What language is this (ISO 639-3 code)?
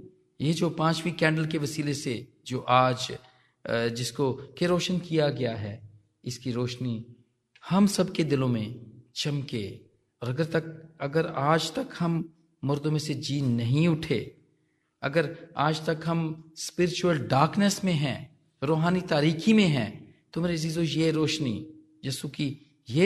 hin